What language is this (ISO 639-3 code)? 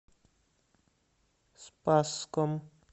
rus